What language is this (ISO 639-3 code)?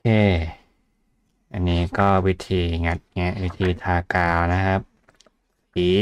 tha